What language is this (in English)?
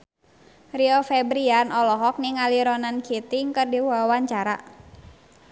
Sundanese